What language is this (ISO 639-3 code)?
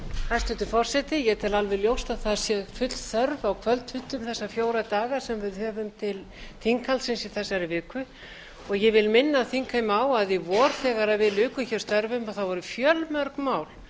isl